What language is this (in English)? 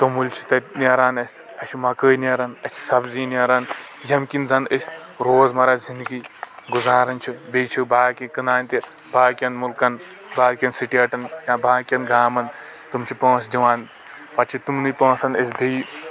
Kashmiri